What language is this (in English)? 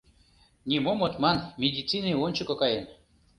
Mari